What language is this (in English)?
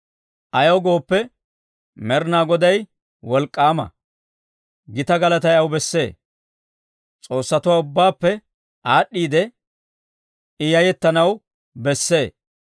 Dawro